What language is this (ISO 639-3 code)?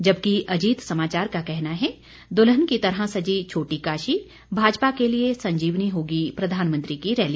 hin